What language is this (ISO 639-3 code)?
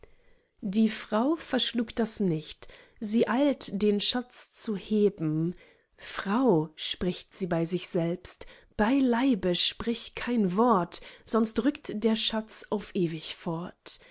deu